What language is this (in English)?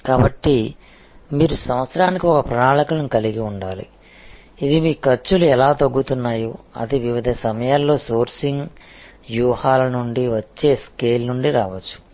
Telugu